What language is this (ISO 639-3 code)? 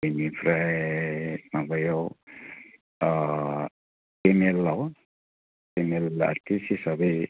brx